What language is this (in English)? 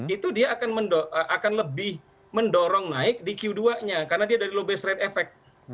Indonesian